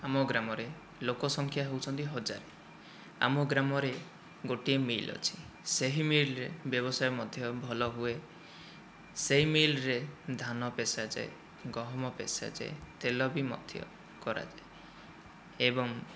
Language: Odia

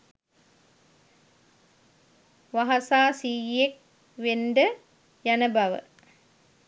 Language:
Sinhala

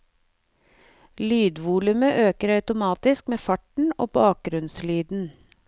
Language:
Norwegian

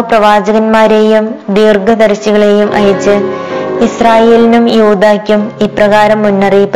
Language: Malayalam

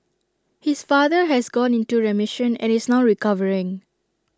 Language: English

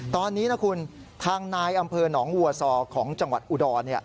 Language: Thai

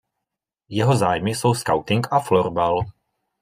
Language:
Czech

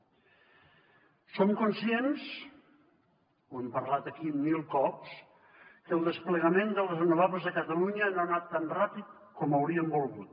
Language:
Catalan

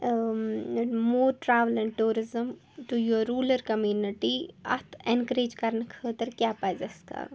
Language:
Kashmiri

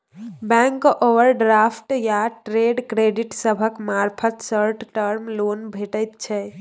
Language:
Maithili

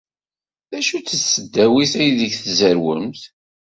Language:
Kabyle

